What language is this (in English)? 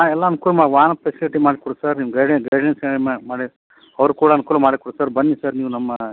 Kannada